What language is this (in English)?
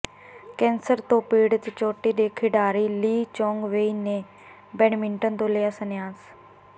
Punjabi